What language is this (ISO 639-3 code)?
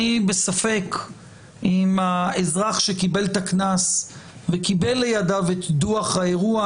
heb